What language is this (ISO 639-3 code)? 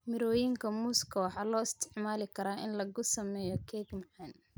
som